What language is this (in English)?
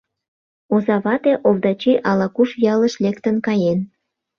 Mari